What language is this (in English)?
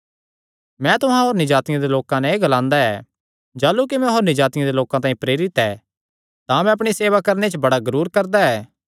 Kangri